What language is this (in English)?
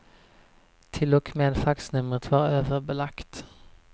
Swedish